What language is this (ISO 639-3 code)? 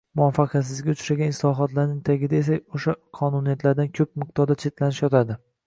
uzb